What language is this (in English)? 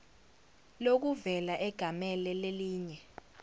Zulu